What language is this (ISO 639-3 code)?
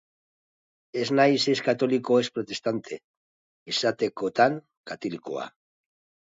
eus